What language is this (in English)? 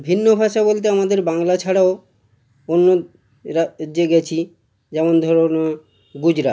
Bangla